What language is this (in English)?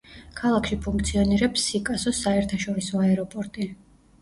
Georgian